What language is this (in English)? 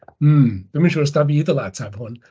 Welsh